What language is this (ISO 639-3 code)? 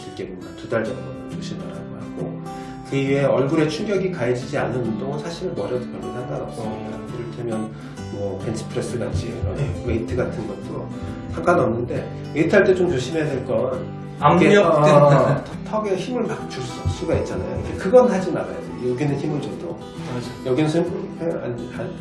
kor